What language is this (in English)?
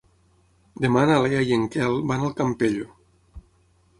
Catalan